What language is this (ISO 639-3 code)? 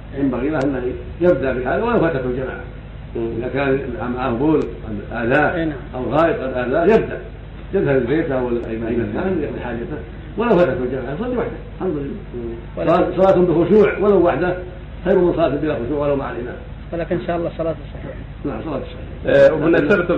ara